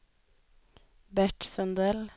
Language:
Swedish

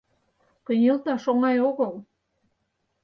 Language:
Mari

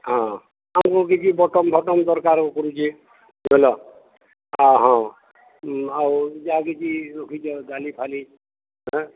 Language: Odia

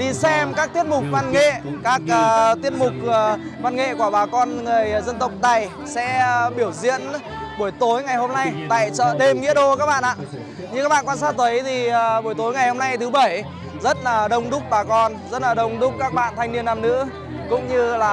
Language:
Vietnamese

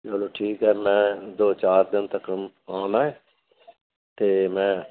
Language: Punjabi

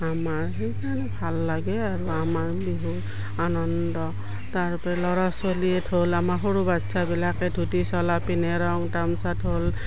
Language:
Assamese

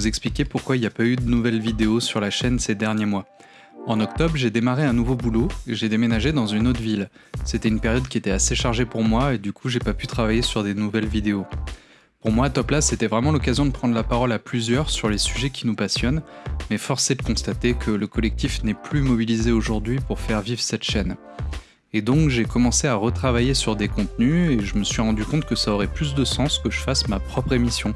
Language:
French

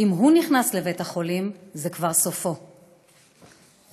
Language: Hebrew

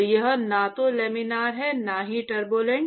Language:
Hindi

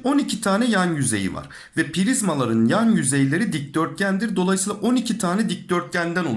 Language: Turkish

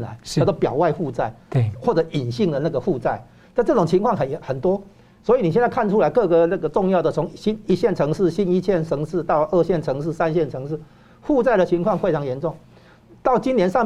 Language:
Chinese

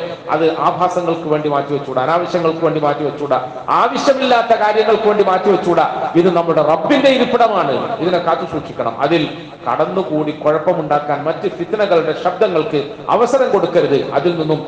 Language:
Malayalam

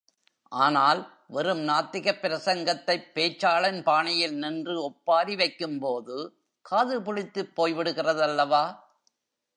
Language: Tamil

